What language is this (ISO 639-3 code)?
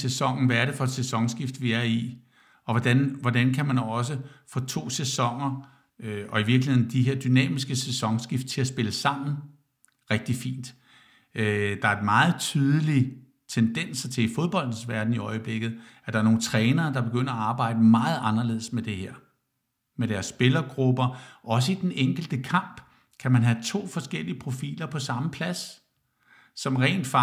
dan